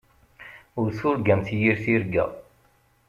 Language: Kabyle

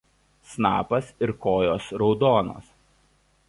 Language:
Lithuanian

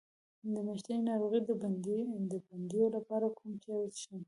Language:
Pashto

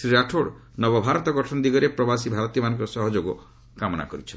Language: Odia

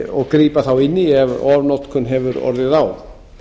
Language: Icelandic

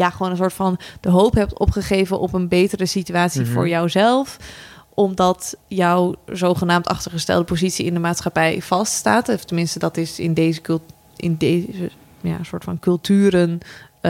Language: Dutch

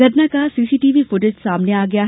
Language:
Hindi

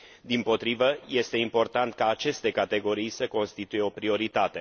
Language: Romanian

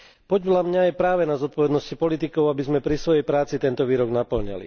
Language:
Slovak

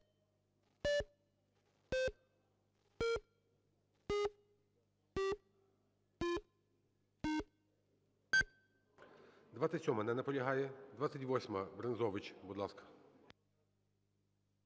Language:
Ukrainian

